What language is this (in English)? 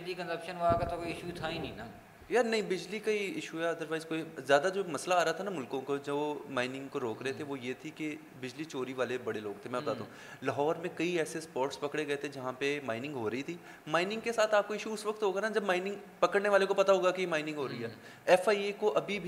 Urdu